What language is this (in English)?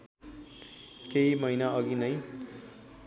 Nepali